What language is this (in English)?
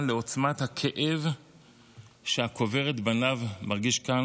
Hebrew